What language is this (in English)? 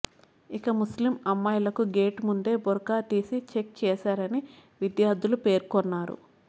Telugu